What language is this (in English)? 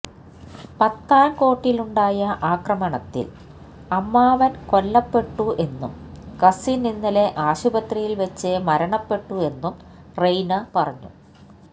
Malayalam